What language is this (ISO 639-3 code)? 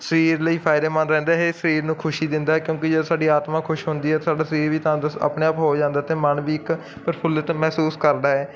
pan